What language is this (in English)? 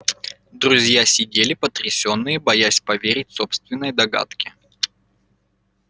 Russian